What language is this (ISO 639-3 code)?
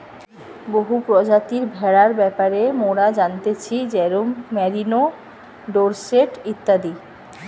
ben